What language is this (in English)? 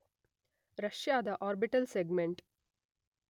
Kannada